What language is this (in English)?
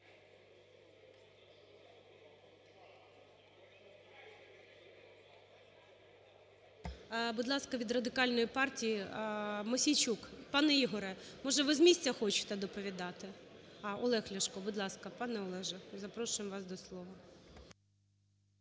Ukrainian